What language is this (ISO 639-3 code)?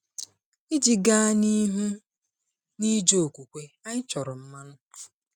ibo